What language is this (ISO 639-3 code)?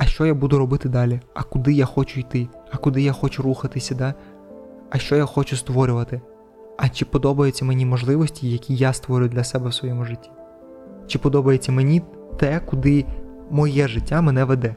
ukr